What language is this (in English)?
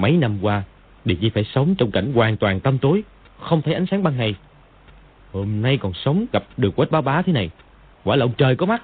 Vietnamese